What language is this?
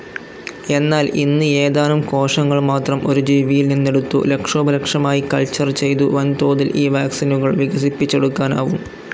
Malayalam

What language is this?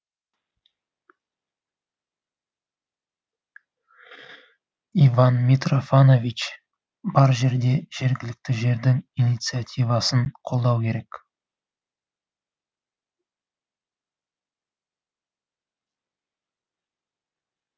Kazakh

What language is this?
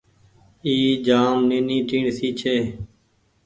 Goaria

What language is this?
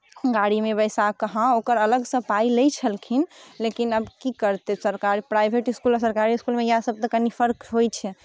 Maithili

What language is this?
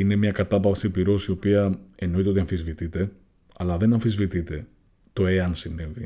Greek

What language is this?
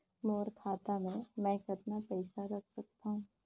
Chhattisgarhi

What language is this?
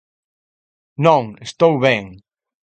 Galician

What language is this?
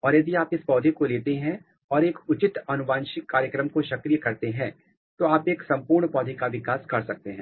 Hindi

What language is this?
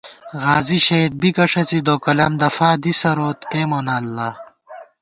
Gawar-Bati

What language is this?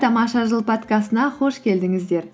Kazakh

